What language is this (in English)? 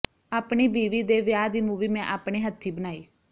Punjabi